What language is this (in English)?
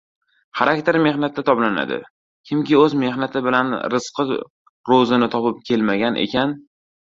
Uzbek